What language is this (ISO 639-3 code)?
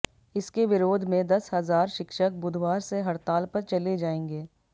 hin